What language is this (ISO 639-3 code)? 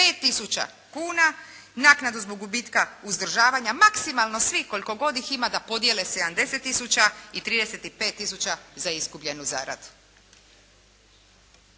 hrv